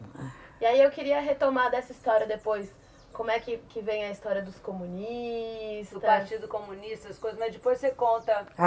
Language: Portuguese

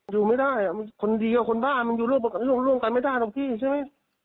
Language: Thai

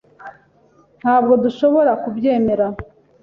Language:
Kinyarwanda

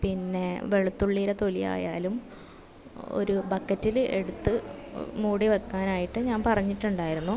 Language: Malayalam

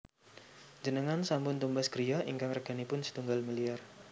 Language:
Javanese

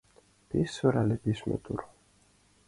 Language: Mari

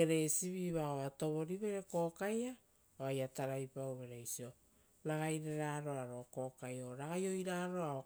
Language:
Rotokas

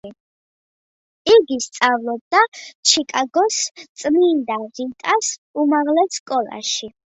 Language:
Georgian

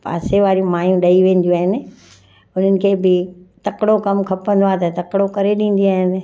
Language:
Sindhi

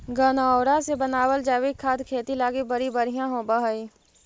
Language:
Magahi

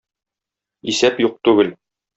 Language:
Tatar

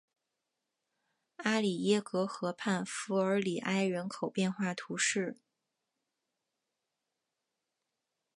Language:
Chinese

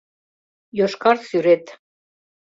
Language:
Mari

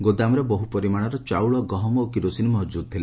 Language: Odia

